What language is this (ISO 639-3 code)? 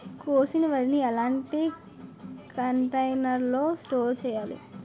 tel